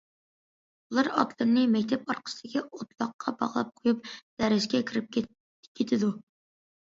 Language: Uyghur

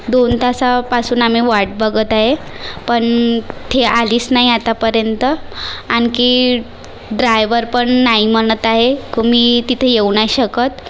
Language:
Marathi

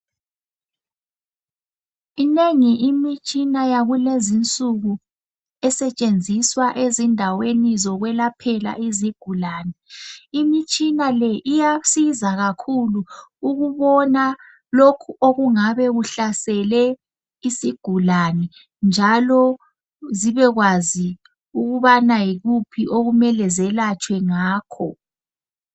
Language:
North Ndebele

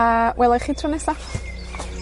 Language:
Welsh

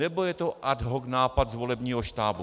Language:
Czech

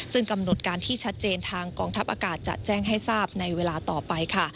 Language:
Thai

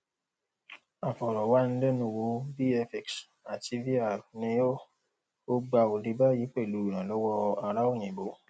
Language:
Yoruba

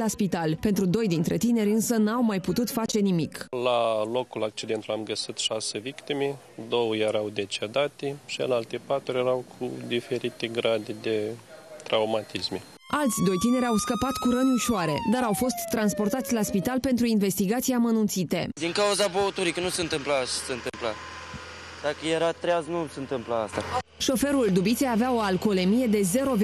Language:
Romanian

